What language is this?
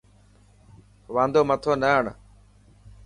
Dhatki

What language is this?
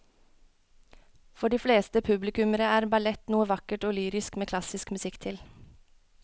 Norwegian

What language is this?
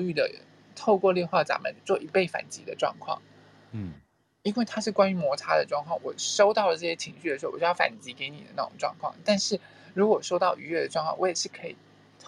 Chinese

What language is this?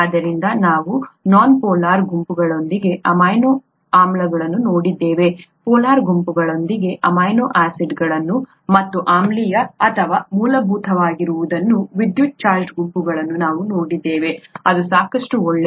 Kannada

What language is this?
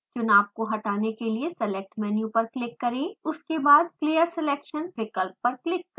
Hindi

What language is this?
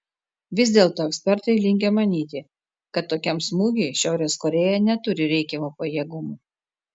Lithuanian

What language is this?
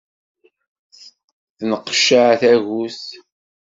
Kabyle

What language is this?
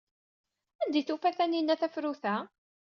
Kabyle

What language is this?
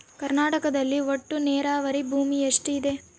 Kannada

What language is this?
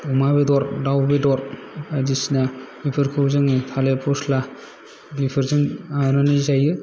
Bodo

